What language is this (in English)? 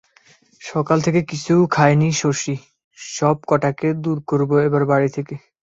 Bangla